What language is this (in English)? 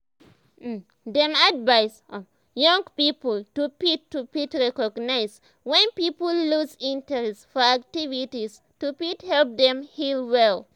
Nigerian Pidgin